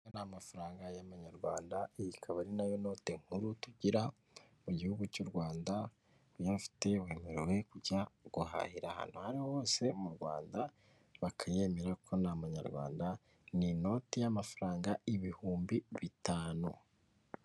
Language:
Kinyarwanda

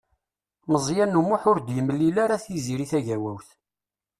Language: Kabyle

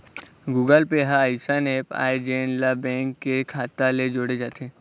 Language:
Chhattisgarhi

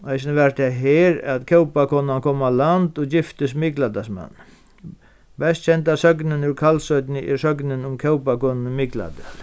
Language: Faroese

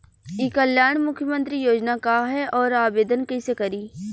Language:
Bhojpuri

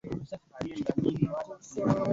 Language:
Swahili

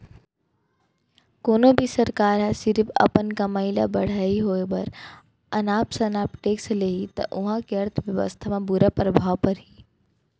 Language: Chhattisgarhi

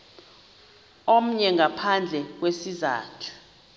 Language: Xhosa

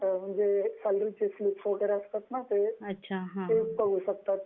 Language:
Marathi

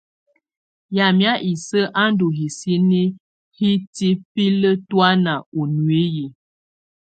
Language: Tunen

